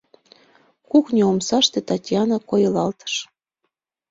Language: Mari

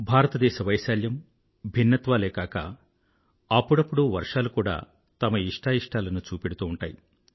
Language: Telugu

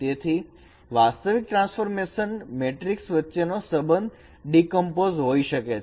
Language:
Gujarati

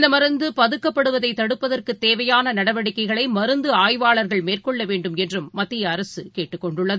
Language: Tamil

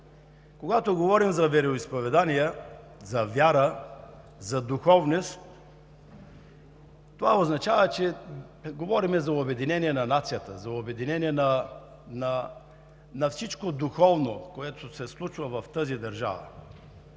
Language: Bulgarian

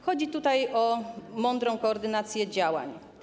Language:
Polish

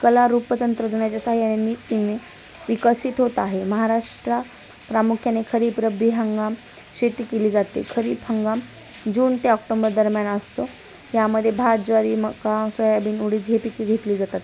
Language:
Marathi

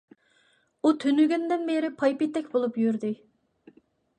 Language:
Uyghur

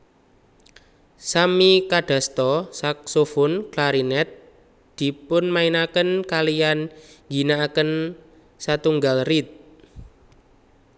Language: Javanese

